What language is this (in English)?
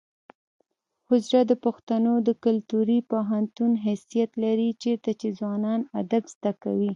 Pashto